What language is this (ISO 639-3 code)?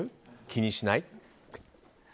jpn